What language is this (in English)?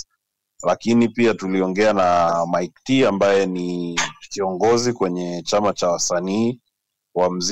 Swahili